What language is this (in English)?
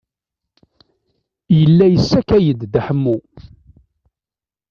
Kabyle